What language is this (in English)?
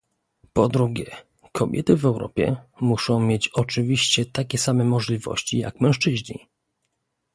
Polish